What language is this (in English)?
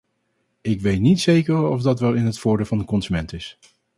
Dutch